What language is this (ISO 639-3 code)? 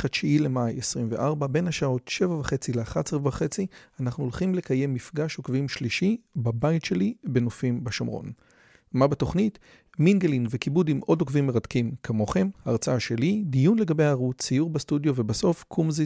heb